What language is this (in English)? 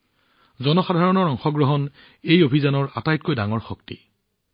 Assamese